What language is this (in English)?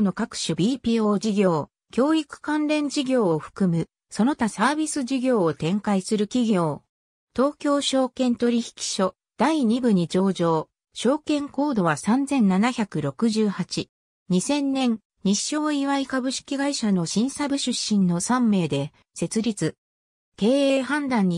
Japanese